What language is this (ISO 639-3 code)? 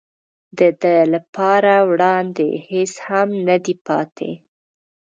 pus